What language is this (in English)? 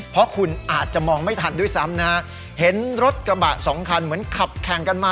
Thai